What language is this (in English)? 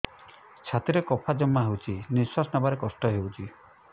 Odia